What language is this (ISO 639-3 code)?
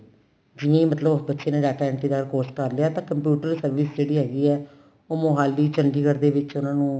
pan